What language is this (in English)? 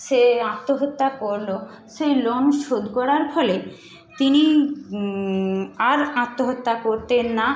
Bangla